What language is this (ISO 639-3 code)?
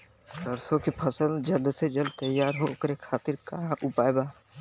bho